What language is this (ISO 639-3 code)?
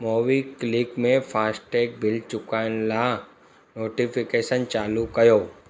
snd